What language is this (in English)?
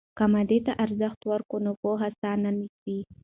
Pashto